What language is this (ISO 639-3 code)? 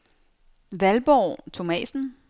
dan